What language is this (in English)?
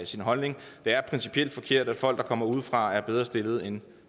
Danish